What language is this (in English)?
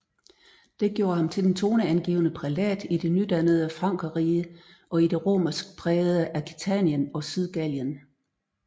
Danish